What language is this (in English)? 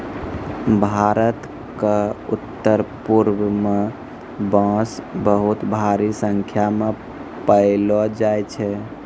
Maithili